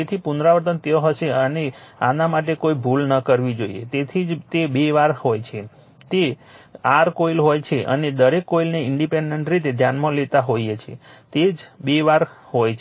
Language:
Gujarati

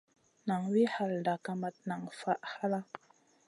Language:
Masana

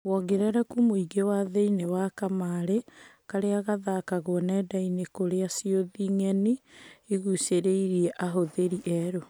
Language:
Kikuyu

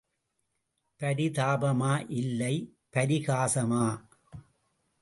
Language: Tamil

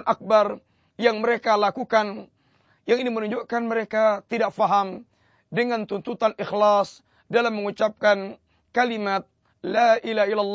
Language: Malay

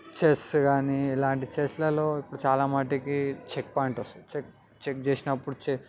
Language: Telugu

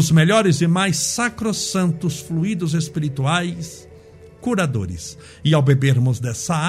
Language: Portuguese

